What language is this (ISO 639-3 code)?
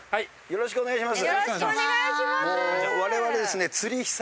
jpn